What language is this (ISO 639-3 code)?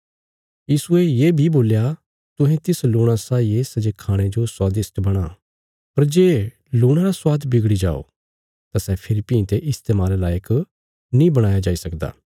kfs